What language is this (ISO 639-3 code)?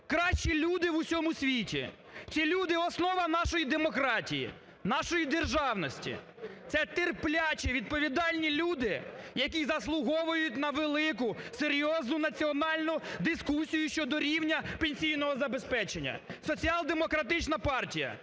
ukr